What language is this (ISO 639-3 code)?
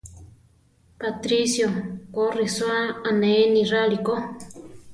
tar